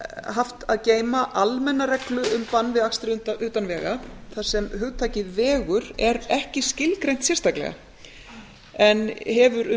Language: Icelandic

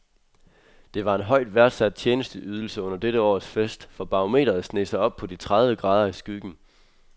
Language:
Danish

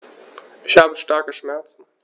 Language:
German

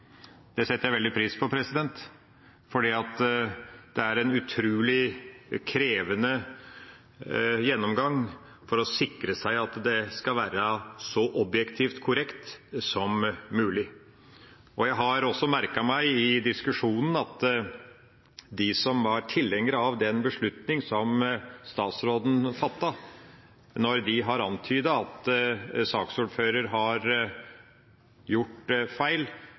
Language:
Norwegian Bokmål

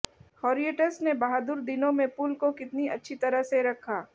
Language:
Hindi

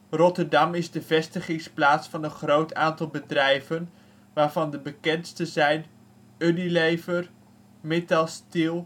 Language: Dutch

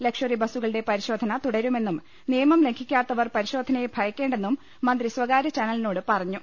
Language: Malayalam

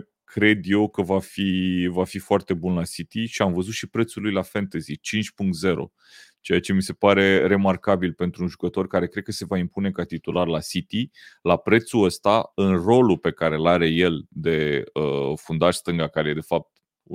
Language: Romanian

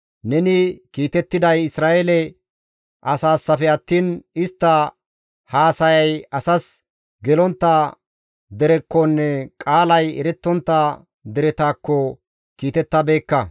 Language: Gamo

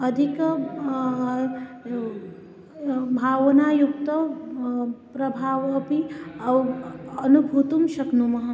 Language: Sanskrit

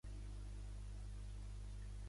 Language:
Catalan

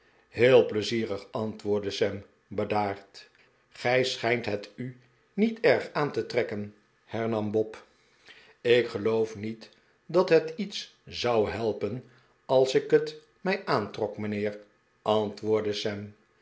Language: Dutch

